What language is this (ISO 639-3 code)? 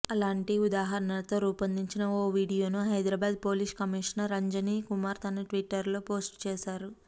tel